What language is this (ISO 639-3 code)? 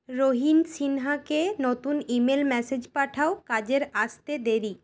ben